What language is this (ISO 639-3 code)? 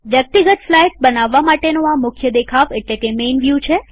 guj